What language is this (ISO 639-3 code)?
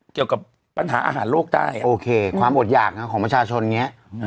tha